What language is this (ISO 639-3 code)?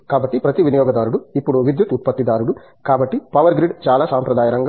tel